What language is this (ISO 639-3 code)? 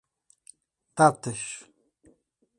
por